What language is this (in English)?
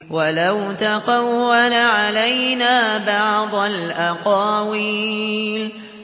Arabic